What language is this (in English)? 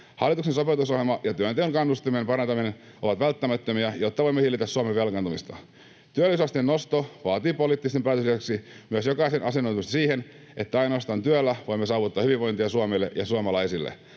Finnish